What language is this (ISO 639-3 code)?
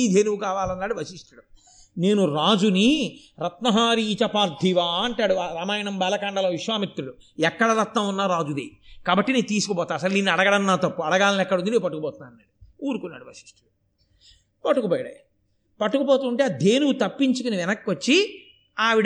tel